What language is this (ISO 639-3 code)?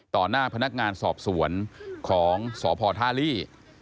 tha